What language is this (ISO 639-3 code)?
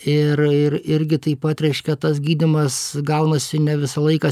lit